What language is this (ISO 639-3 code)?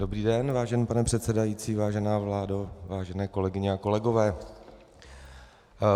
ces